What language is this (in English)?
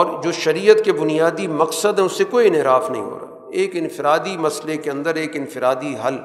Urdu